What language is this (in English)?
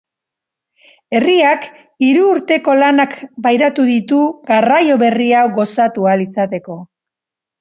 Basque